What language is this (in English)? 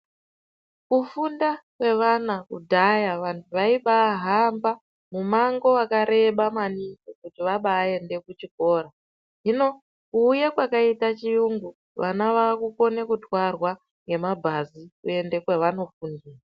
Ndau